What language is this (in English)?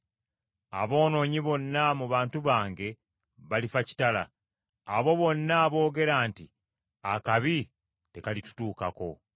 Ganda